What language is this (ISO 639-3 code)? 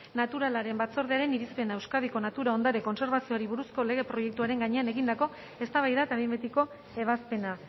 eus